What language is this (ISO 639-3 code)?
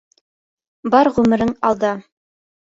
bak